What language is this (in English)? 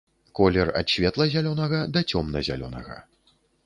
Belarusian